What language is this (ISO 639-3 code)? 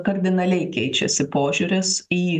lit